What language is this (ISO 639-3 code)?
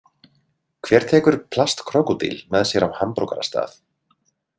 isl